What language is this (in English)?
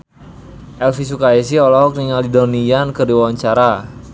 Sundanese